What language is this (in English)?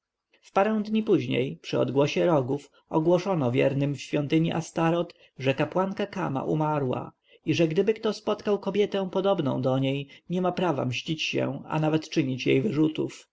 Polish